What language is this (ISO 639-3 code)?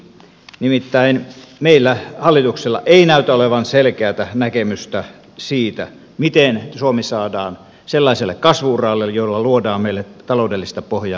fin